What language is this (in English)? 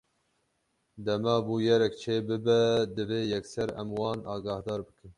Kurdish